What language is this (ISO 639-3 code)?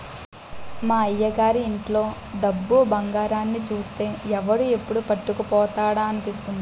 tel